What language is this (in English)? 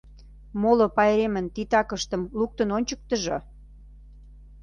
Mari